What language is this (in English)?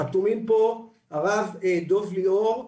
Hebrew